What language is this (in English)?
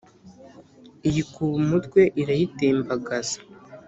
Kinyarwanda